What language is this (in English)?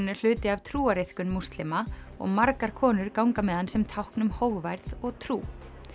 Icelandic